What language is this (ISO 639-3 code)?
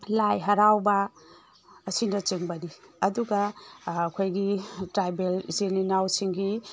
mni